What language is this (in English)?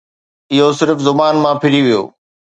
Sindhi